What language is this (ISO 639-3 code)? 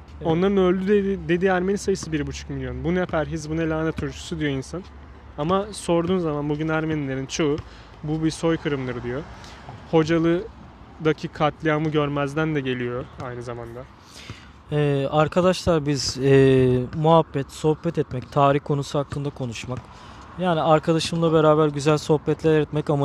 tur